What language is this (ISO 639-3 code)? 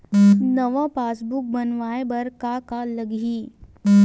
hne